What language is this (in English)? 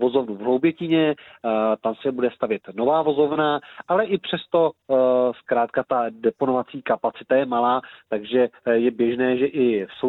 Czech